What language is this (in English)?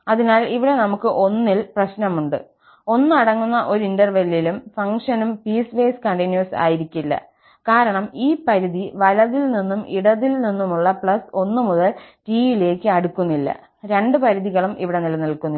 Malayalam